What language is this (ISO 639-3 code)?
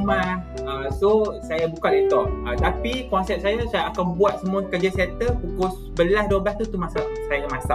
msa